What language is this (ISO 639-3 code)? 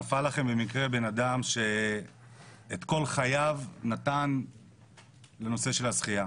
heb